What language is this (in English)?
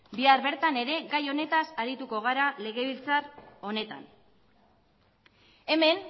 Basque